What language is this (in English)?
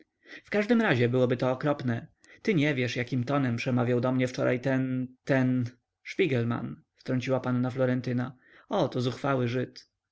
Polish